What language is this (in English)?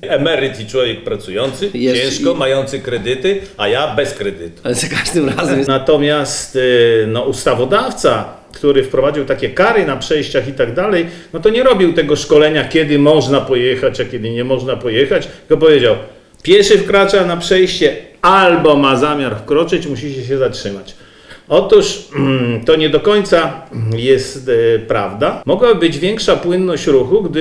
Polish